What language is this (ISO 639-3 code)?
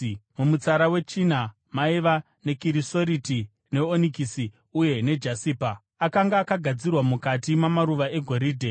sna